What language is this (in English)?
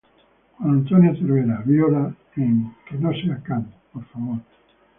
Spanish